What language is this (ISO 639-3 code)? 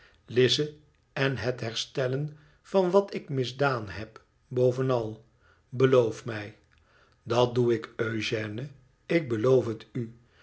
nld